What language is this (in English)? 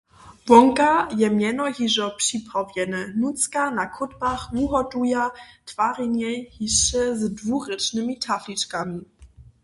Upper Sorbian